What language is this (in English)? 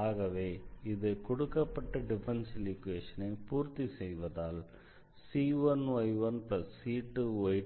Tamil